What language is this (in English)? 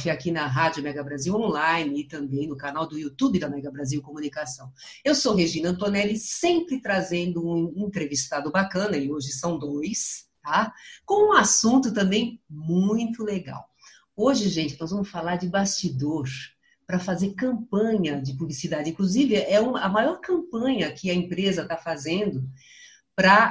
Portuguese